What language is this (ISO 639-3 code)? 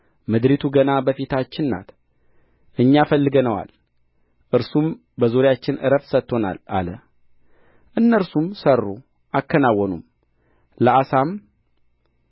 amh